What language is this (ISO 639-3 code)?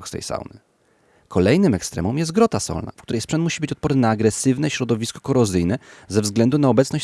pol